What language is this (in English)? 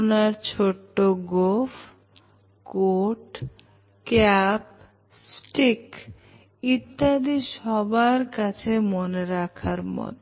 Bangla